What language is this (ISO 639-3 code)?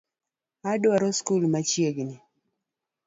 luo